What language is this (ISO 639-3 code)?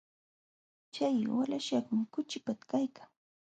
qxw